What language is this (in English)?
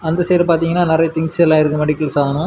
Tamil